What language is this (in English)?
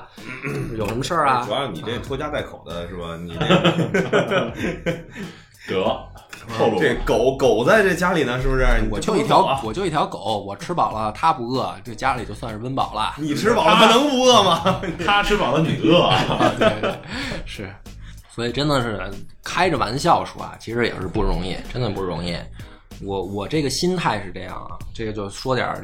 Chinese